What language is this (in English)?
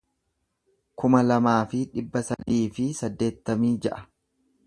Oromo